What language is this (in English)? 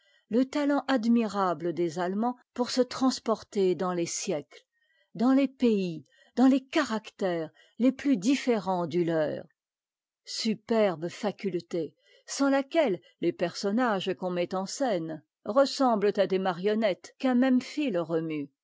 French